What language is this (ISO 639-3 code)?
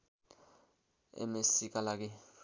nep